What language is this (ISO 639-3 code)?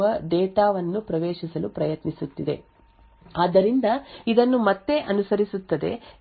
kan